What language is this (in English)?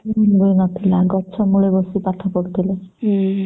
Odia